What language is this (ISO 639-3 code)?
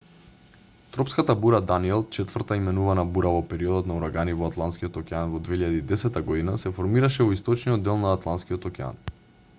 mkd